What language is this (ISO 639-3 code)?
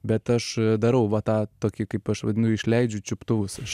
lit